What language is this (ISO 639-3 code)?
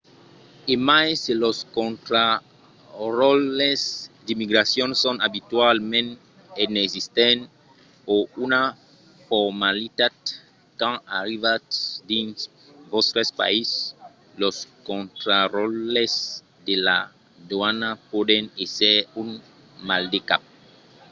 oci